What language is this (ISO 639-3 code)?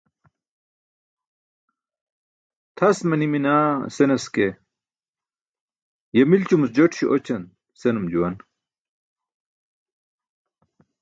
bsk